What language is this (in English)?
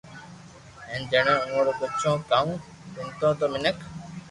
Loarki